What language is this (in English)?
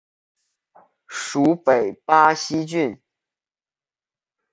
Chinese